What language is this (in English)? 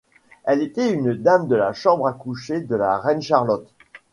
French